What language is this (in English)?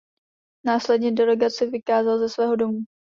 Czech